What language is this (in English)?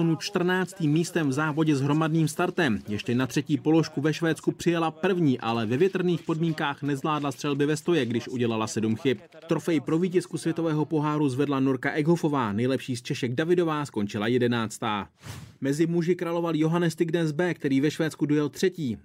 Czech